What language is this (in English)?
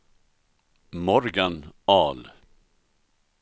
Swedish